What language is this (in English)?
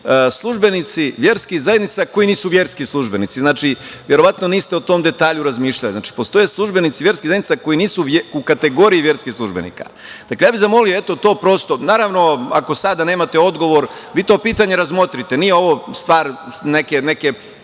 Serbian